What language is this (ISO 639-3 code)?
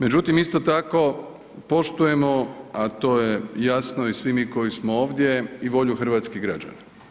hrv